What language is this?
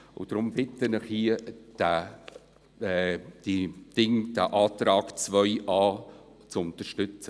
Swiss German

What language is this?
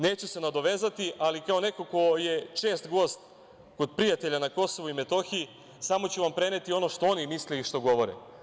Serbian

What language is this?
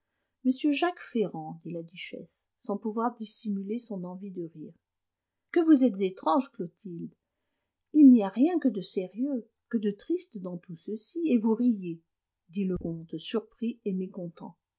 French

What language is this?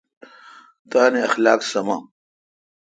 Kalkoti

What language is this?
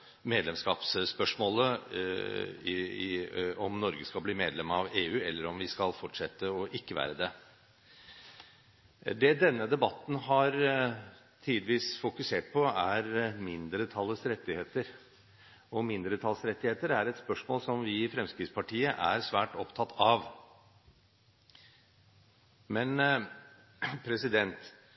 Norwegian Bokmål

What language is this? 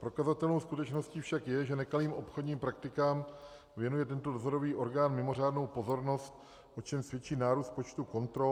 Czech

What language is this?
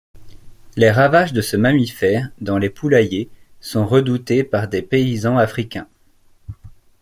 French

